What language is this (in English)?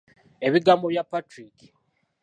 Ganda